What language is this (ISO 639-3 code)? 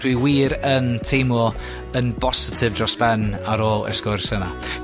cym